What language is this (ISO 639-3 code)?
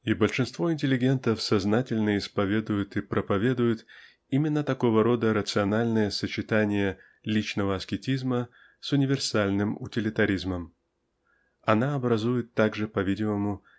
rus